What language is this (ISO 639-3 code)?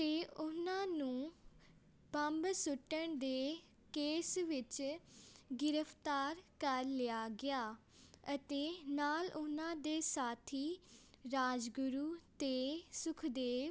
pan